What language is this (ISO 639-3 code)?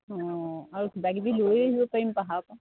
asm